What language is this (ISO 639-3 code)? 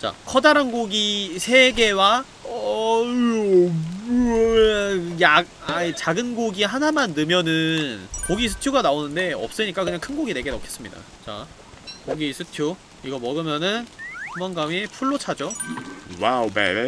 kor